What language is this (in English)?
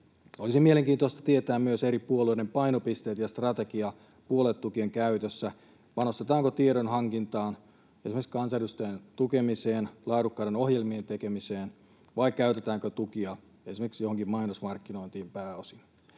Finnish